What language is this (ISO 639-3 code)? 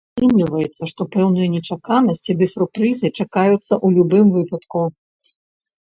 bel